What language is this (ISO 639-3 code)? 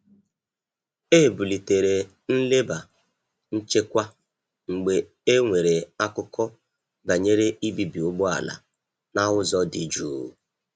ibo